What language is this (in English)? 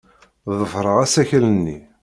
Kabyle